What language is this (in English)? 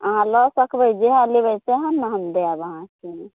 Maithili